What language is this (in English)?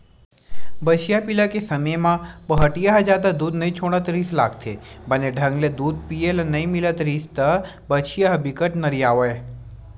Chhattisgarhi